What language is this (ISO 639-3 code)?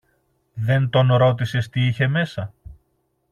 ell